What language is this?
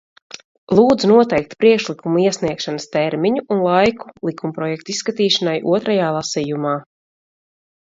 Latvian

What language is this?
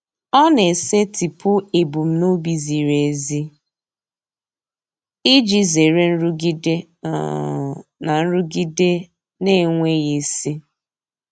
Igbo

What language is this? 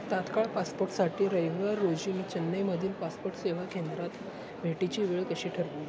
Marathi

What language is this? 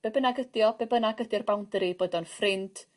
Welsh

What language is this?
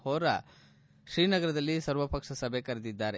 Kannada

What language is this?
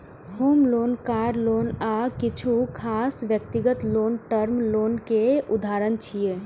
Maithili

